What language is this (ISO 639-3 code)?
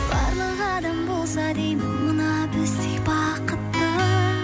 kaz